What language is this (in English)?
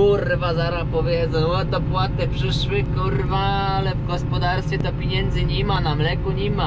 Polish